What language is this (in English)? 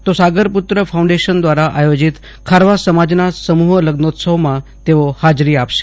Gujarati